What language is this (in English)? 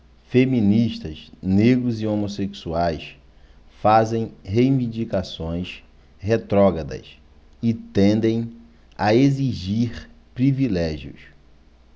Portuguese